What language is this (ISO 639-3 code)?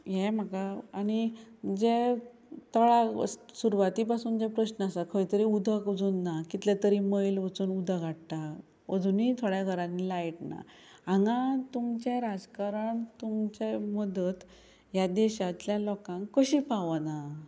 kok